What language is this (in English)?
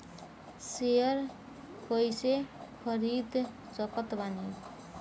Bhojpuri